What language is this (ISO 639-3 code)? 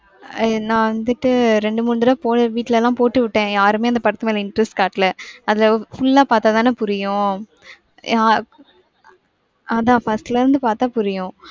tam